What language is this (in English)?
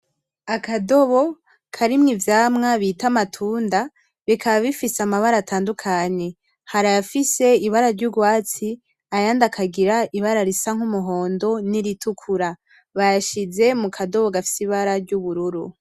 Rundi